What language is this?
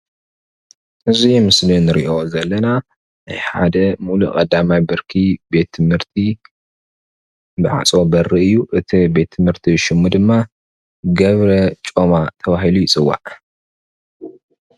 Tigrinya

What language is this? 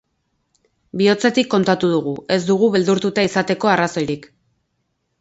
Basque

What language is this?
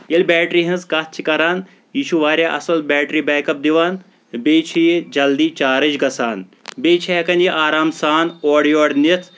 Kashmiri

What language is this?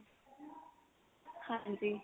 Punjabi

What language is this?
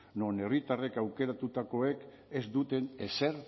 Basque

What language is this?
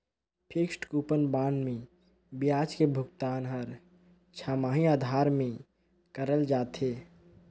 Chhattisgarhi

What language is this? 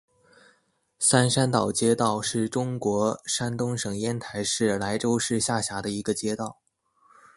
Chinese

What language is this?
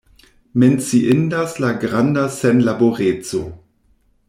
Esperanto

